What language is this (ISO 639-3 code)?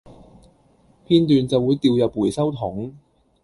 yue